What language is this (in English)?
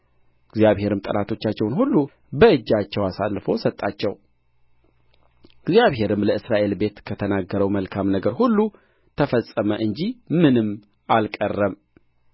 Amharic